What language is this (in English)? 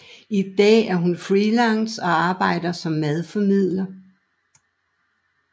Danish